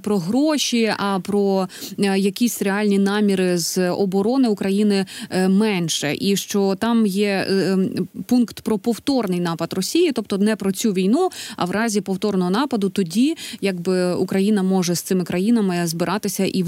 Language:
Ukrainian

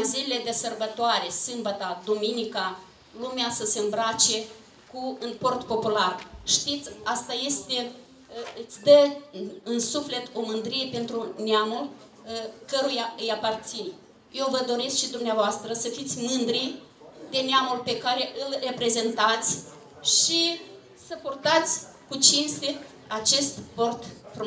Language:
Romanian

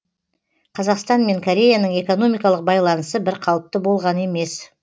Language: Kazakh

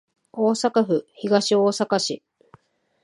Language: Japanese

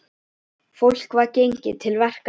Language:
Icelandic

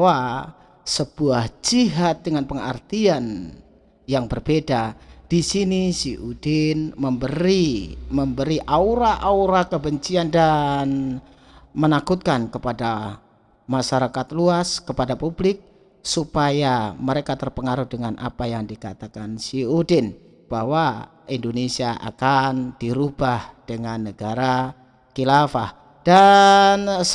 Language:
Indonesian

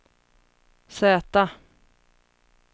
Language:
Swedish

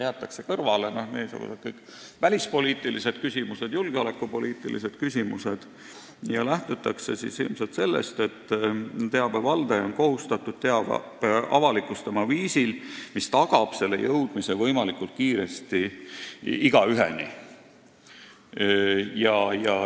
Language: Estonian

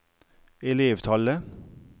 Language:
Norwegian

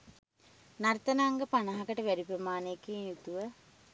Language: Sinhala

